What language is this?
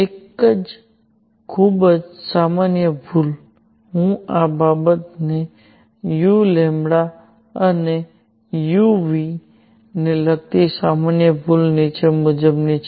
Gujarati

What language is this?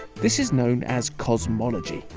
English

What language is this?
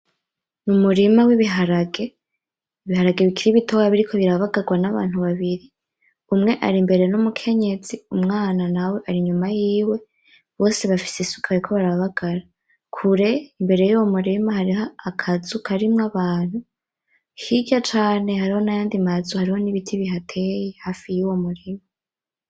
Rundi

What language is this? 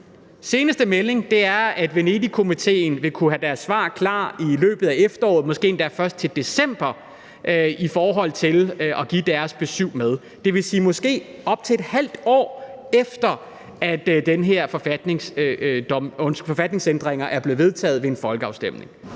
Danish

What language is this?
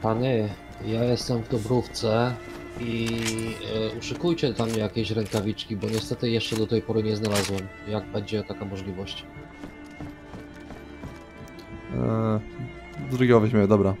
Polish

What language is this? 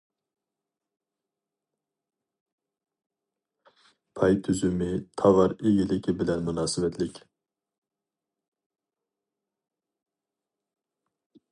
Uyghur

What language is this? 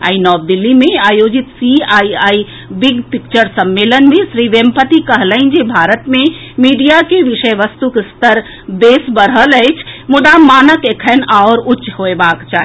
Maithili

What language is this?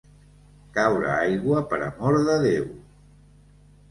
Catalan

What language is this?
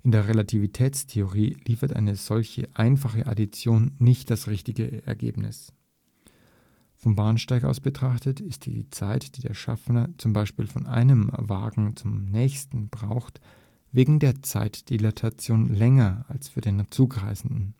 German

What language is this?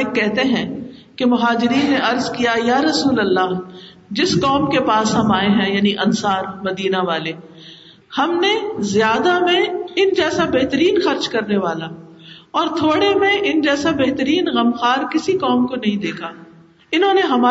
Urdu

